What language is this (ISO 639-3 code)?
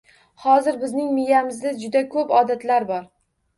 uzb